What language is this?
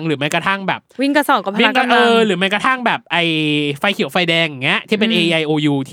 Thai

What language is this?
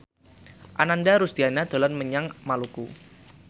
Javanese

